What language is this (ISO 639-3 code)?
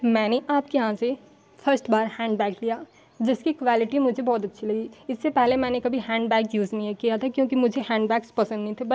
hin